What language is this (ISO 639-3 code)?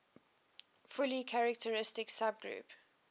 eng